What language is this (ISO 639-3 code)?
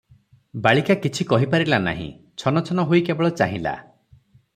ori